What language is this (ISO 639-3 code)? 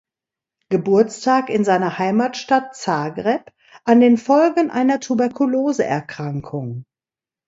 deu